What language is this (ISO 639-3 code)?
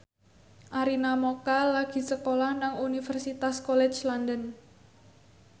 jav